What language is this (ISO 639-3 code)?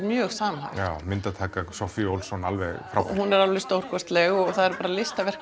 isl